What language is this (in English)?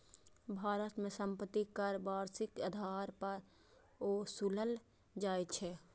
Maithili